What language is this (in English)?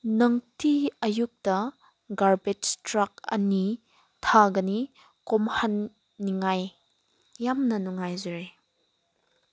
Manipuri